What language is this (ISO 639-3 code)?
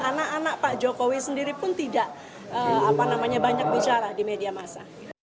ind